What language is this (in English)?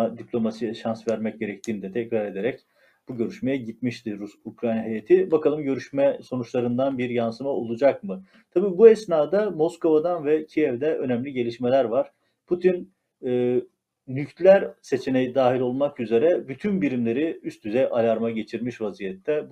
Turkish